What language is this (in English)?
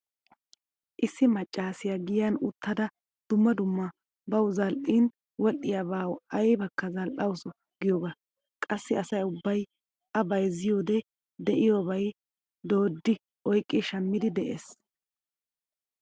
Wolaytta